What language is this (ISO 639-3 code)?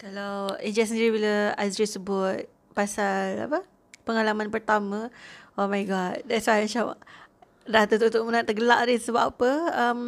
msa